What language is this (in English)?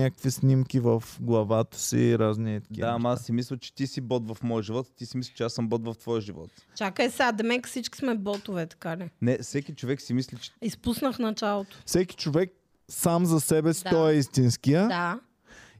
Bulgarian